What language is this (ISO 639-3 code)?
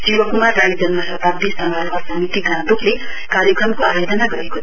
nep